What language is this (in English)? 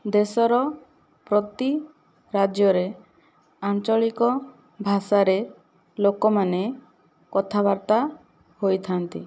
Odia